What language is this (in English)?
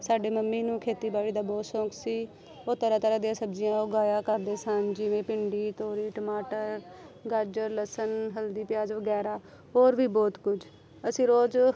Punjabi